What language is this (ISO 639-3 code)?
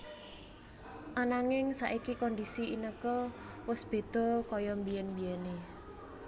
jav